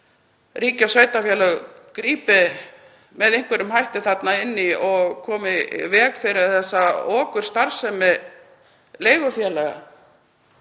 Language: Icelandic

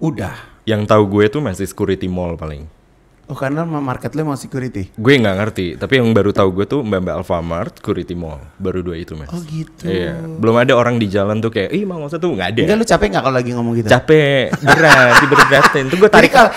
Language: Indonesian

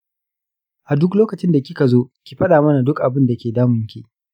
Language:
Hausa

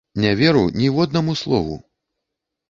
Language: Belarusian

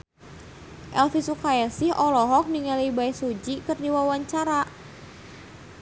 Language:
Sundanese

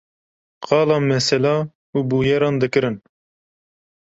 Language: Kurdish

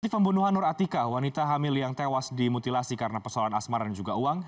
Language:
Indonesian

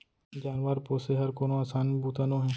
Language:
Chhattisgarhi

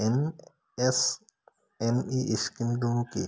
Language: Assamese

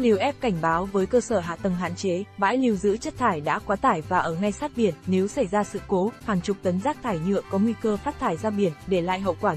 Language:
Vietnamese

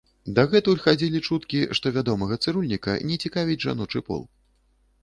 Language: Belarusian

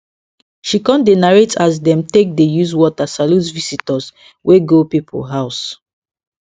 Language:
Nigerian Pidgin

